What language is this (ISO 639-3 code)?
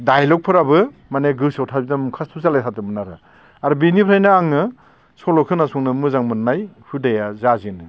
brx